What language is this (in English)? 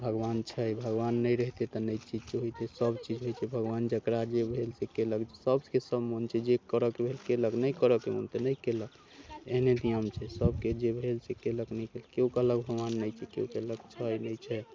Maithili